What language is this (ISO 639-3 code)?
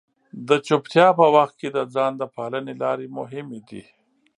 pus